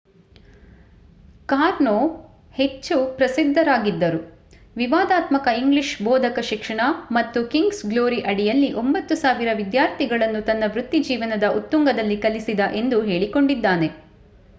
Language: Kannada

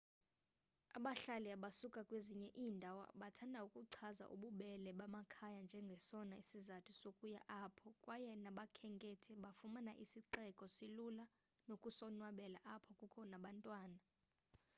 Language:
Xhosa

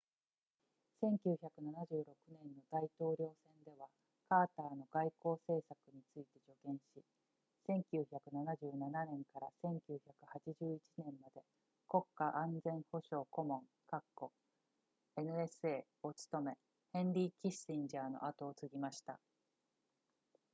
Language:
Japanese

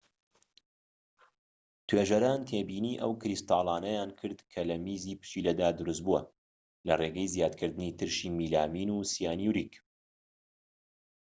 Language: Central Kurdish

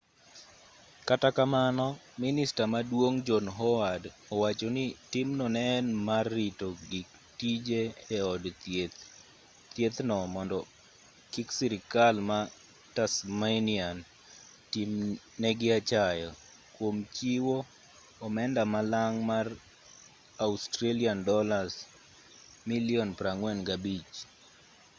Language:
Luo (Kenya and Tanzania)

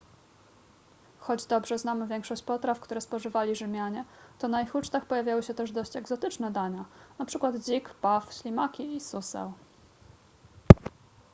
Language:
Polish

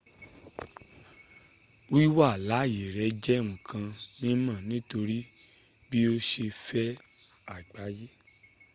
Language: Yoruba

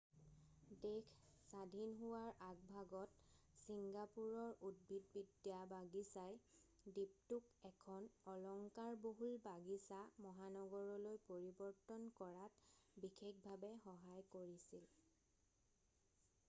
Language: Assamese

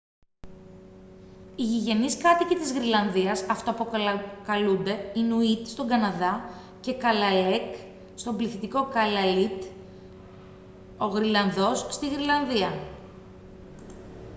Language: Greek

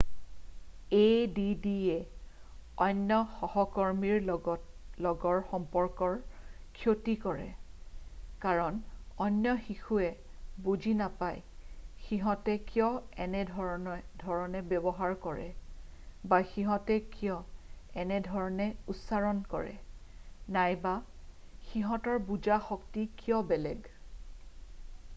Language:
Assamese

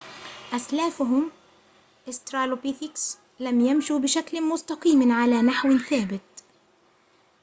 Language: Arabic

